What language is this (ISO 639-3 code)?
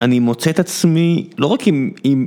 heb